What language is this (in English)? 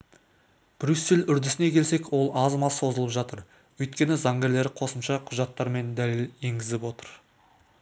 Kazakh